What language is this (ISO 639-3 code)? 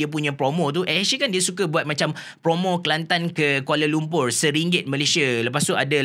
msa